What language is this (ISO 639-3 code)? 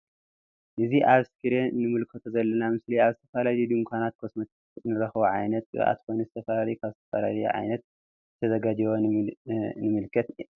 tir